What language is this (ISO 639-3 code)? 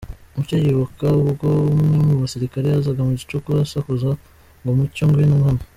kin